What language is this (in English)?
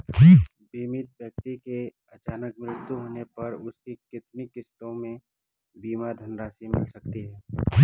Hindi